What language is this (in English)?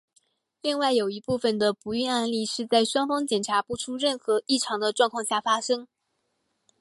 Chinese